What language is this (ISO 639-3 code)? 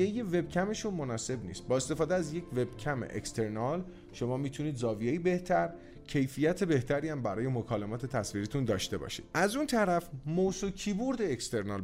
fas